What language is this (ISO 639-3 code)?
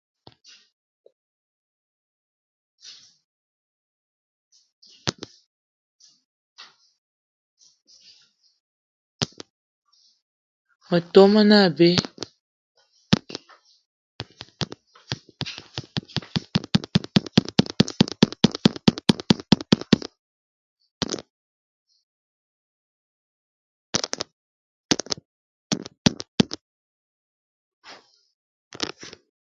eto